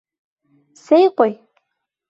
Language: Bashkir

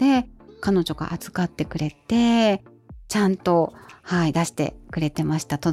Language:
Japanese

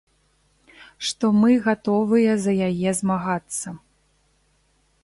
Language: Belarusian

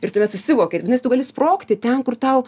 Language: Lithuanian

